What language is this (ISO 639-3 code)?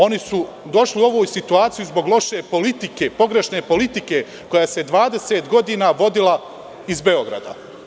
srp